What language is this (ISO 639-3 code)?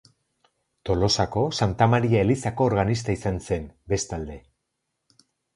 eus